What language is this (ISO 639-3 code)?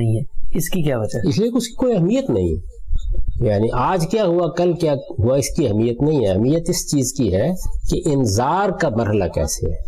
urd